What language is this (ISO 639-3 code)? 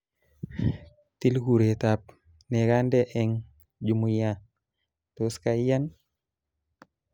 kln